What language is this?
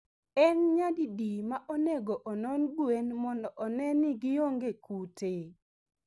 Luo (Kenya and Tanzania)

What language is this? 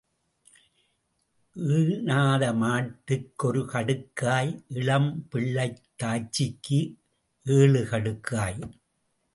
Tamil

